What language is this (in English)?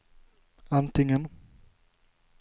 Swedish